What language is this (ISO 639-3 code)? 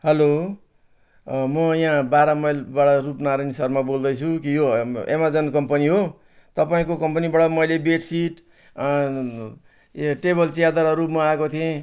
nep